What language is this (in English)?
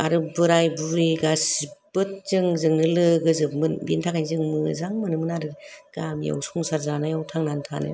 Bodo